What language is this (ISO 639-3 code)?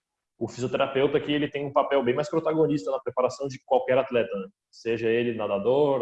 por